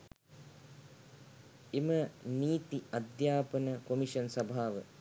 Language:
Sinhala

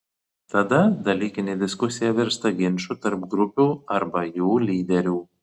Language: Lithuanian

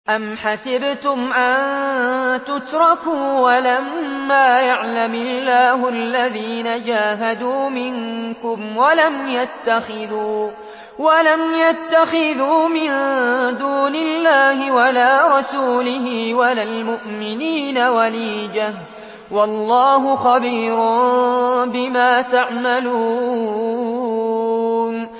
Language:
Arabic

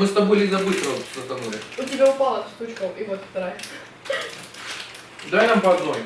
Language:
Russian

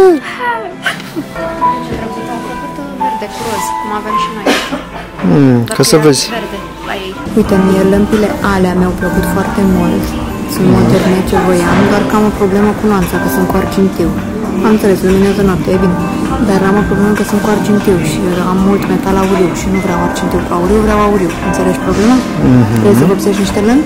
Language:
Romanian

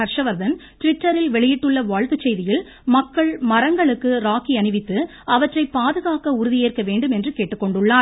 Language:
Tamil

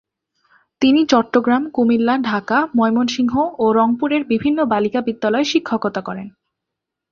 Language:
Bangla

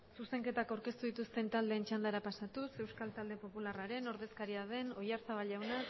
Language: Basque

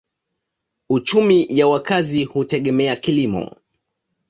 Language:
Swahili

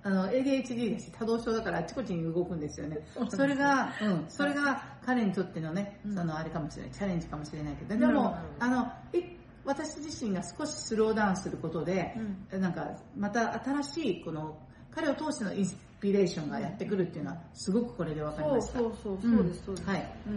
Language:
Japanese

